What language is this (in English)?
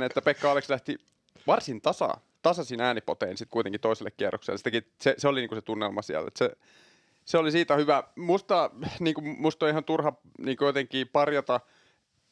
Finnish